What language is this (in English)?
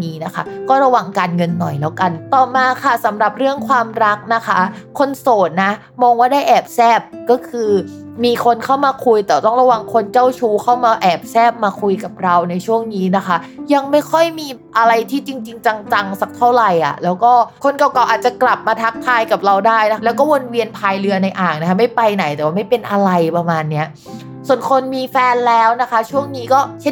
Thai